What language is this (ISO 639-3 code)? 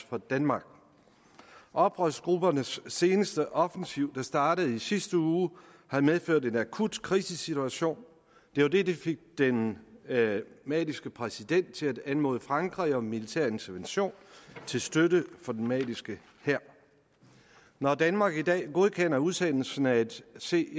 dan